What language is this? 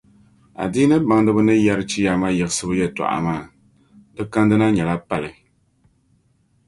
Dagbani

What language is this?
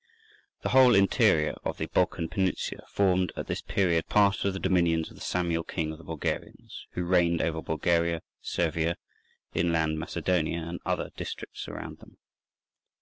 English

